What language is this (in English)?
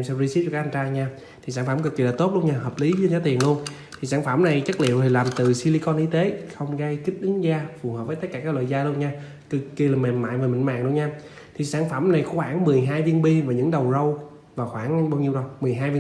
Vietnamese